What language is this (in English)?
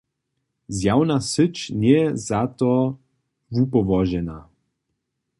Upper Sorbian